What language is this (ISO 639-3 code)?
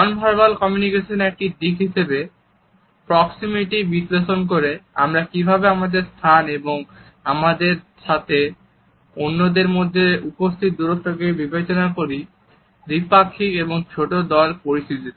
ben